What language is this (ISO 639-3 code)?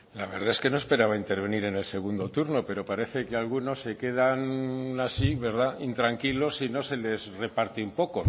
spa